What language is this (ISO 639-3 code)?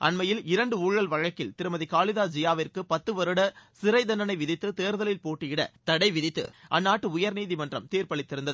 tam